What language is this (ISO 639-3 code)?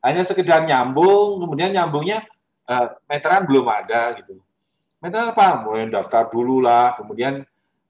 ind